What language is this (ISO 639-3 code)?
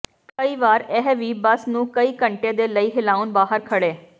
pan